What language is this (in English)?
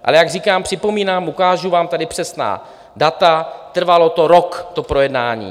Czech